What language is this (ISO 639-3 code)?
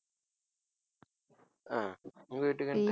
tam